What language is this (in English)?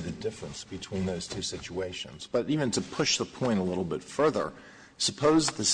English